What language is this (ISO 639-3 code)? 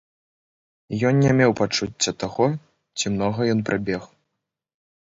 bel